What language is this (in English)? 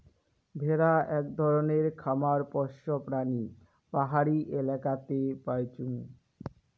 Bangla